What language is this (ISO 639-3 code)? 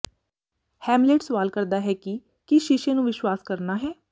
pan